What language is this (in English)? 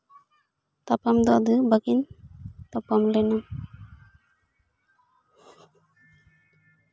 Santali